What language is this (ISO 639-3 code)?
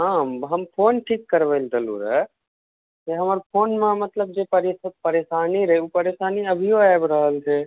mai